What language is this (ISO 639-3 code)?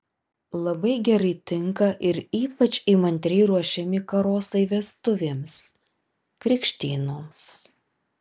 lit